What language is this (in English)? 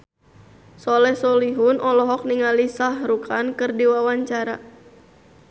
Sundanese